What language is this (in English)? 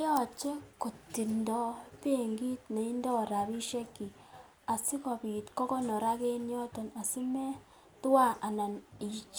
Kalenjin